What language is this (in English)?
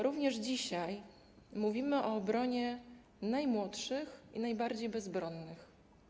Polish